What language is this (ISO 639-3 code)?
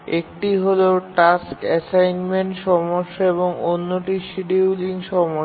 ben